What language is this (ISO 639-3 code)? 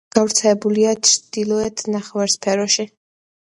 kat